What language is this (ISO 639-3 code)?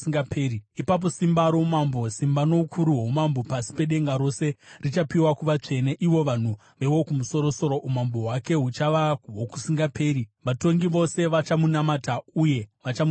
sna